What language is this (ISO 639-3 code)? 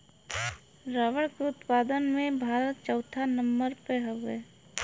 bho